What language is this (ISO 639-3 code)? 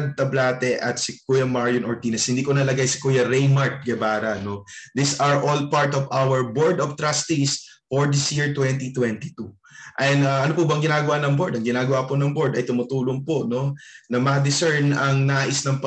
fil